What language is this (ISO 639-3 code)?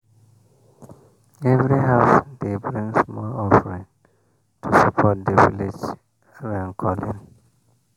pcm